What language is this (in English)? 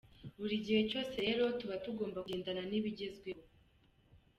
Kinyarwanda